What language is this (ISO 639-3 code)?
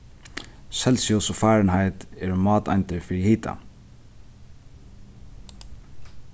fao